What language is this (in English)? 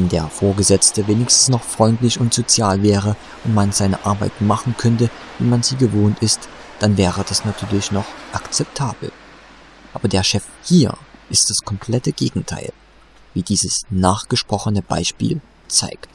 German